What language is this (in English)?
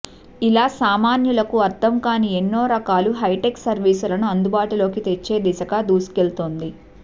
Telugu